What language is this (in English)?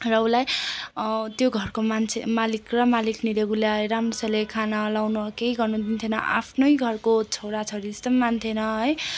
Nepali